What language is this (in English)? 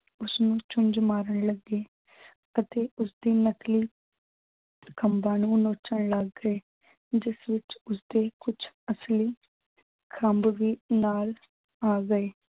Punjabi